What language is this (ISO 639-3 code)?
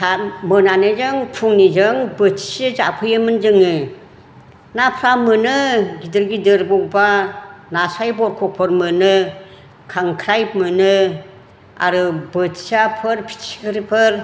brx